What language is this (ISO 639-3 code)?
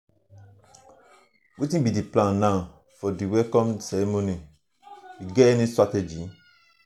pcm